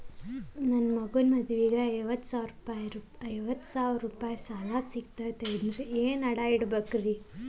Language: Kannada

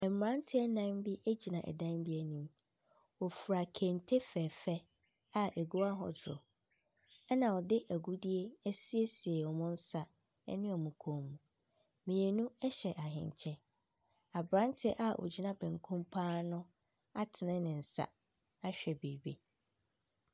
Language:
Akan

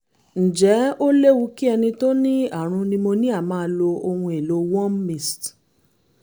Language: Yoruba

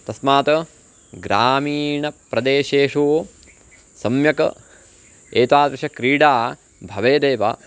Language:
Sanskrit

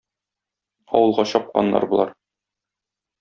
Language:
Tatar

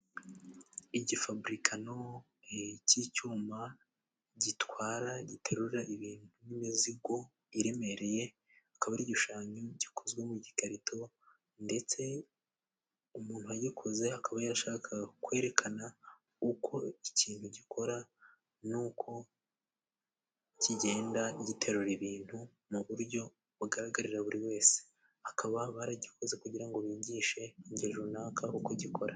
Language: Kinyarwanda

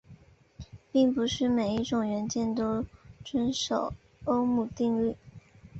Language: Chinese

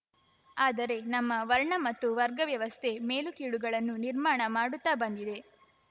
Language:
Kannada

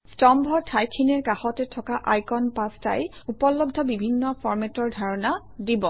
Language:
Assamese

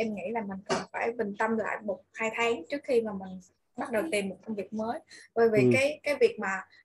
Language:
Vietnamese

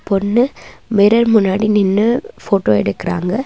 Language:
Tamil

